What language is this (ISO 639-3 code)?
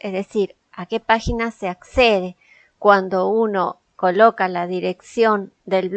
spa